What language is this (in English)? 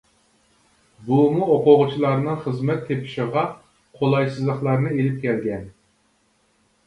Uyghur